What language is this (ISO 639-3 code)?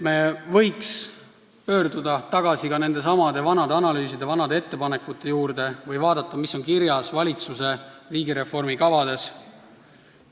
est